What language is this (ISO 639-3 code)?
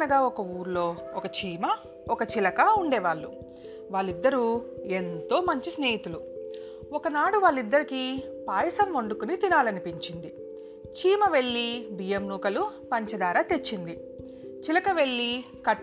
tel